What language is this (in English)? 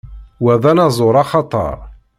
Kabyle